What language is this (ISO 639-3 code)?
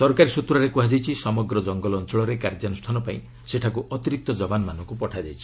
ori